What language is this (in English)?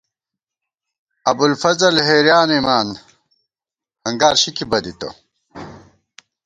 Gawar-Bati